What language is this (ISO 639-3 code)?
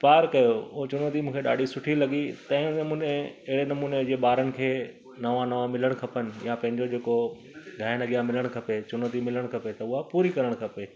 snd